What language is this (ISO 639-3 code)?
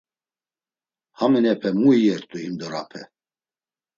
lzz